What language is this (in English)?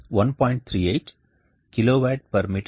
Telugu